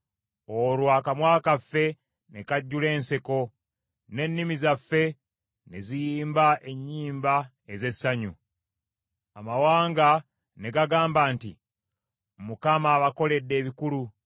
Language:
Ganda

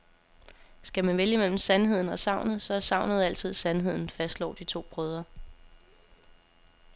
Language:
Danish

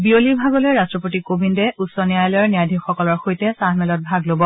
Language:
Assamese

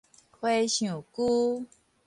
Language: Min Nan Chinese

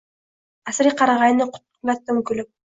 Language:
Uzbek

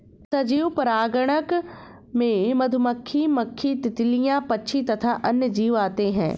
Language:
Hindi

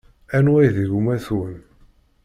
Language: Kabyle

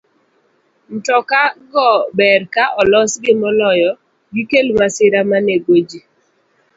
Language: Luo (Kenya and Tanzania)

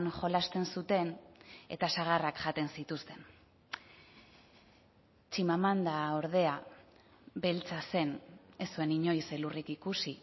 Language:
Basque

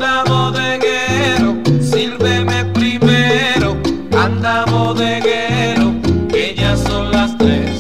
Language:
Spanish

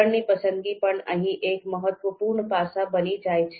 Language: Gujarati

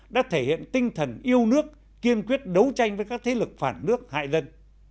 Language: Vietnamese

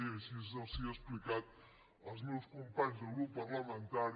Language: Catalan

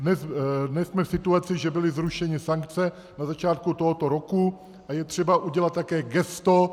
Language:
Czech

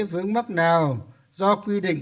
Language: Vietnamese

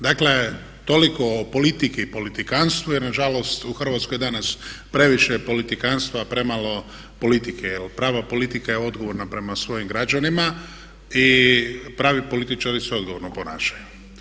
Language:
Croatian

